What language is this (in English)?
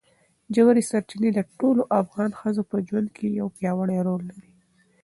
Pashto